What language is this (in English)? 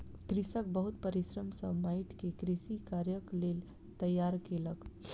Maithili